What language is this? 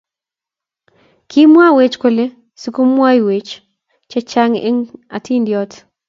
Kalenjin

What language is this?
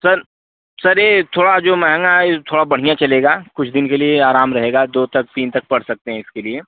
Hindi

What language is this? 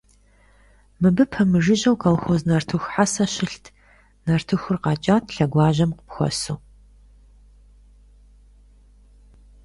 Kabardian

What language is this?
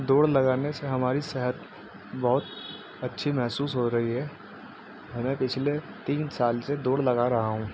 Urdu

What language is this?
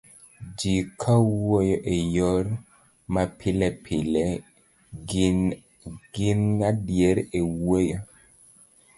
Luo (Kenya and Tanzania)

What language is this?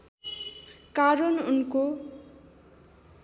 Nepali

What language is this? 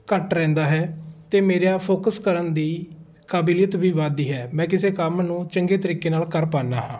Punjabi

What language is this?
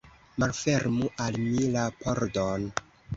Esperanto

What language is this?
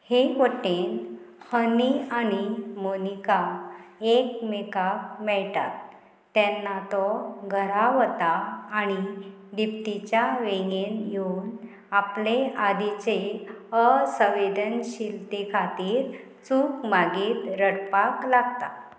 Konkani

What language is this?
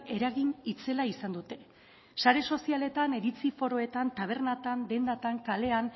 Basque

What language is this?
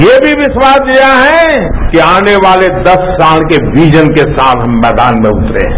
Hindi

